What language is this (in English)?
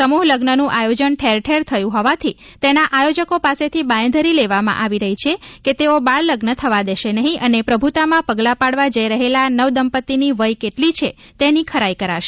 Gujarati